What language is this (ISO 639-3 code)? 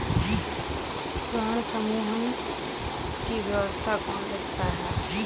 hin